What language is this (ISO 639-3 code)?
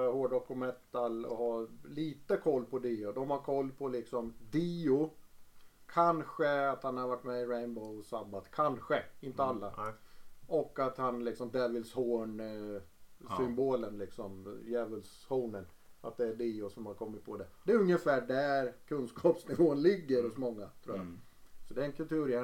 swe